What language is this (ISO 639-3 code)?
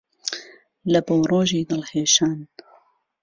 ckb